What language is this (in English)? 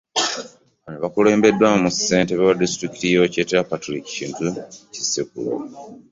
Ganda